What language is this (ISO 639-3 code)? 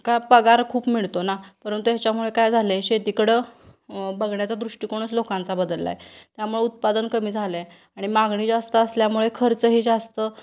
mar